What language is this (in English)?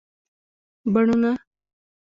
Pashto